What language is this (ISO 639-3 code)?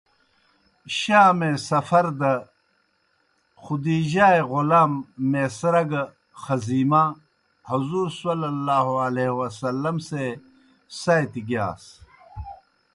plk